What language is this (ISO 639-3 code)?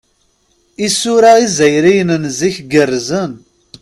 kab